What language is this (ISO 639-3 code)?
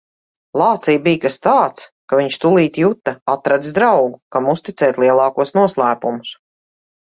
lav